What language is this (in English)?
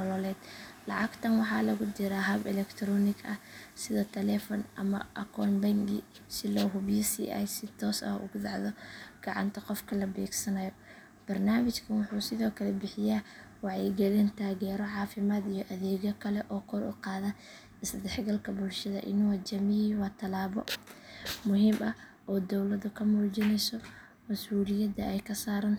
Somali